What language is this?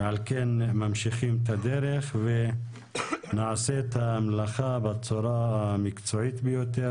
Hebrew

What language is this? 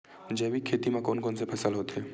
Chhattisgarhi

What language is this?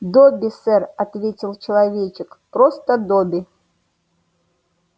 Russian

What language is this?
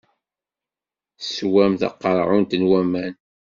Kabyle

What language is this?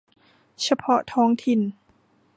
Thai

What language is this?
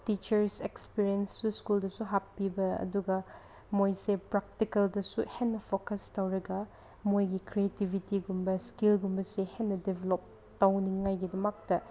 Manipuri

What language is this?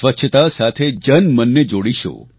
Gujarati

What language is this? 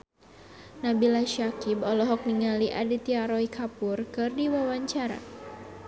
Sundanese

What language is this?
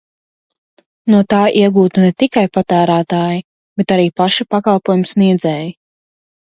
Latvian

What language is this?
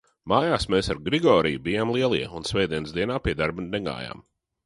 Latvian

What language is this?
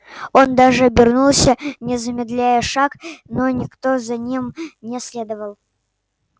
Russian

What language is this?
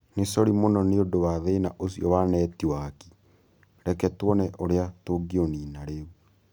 Kikuyu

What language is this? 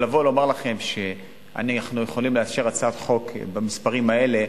Hebrew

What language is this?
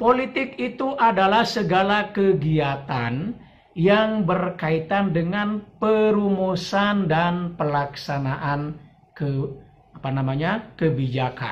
Indonesian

